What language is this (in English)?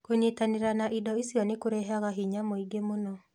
Kikuyu